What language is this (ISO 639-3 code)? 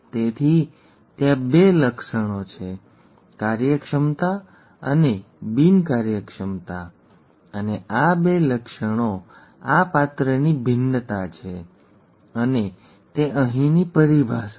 guj